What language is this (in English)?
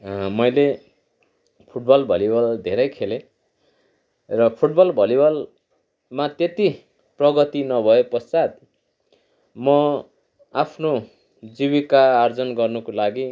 Nepali